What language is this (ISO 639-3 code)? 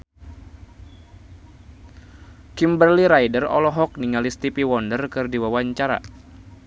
sun